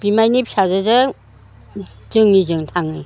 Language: Bodo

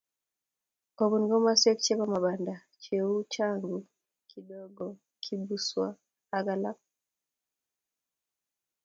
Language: Kalenjin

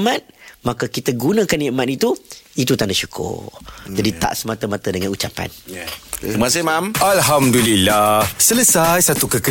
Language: Malay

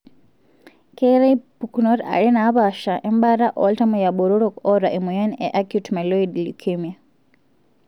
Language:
Masai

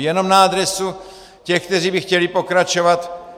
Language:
Czech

